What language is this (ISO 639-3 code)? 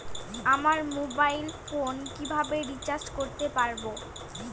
ben